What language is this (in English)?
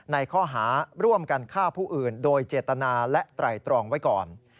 Thai